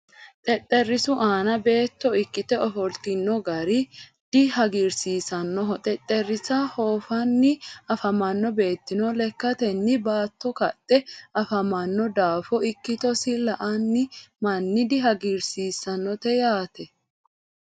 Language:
Sidamo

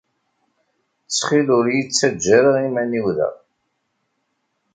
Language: Kabyle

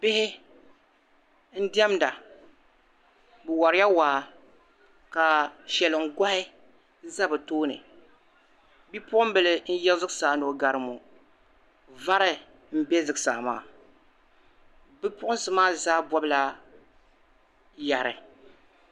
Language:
Dagbani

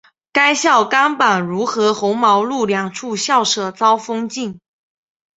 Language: Chinese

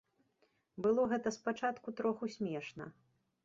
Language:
Belarusian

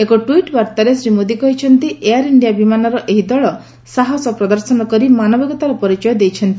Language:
Odia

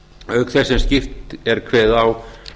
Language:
Icelandic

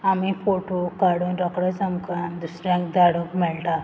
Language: Konkani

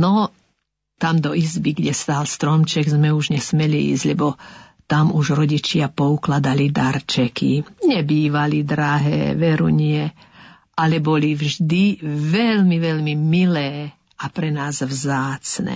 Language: Slovak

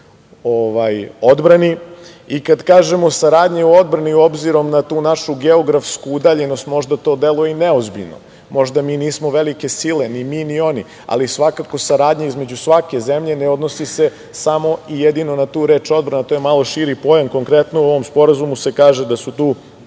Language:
Serbian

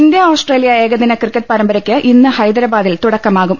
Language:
Malayalam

